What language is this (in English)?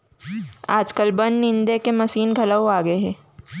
Chhattisgarhi